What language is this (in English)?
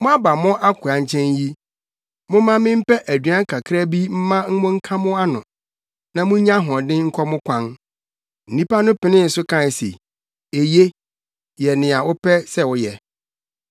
Akan